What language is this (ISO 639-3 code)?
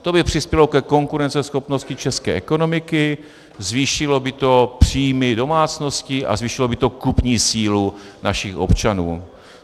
ces